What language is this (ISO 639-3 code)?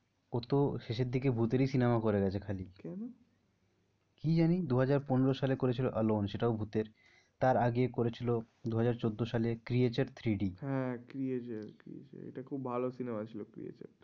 ben